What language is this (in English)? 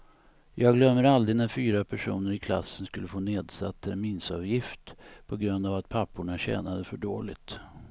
Swedish